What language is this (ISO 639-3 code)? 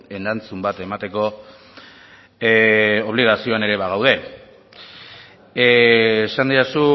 eus